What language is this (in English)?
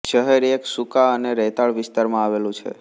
Gujarati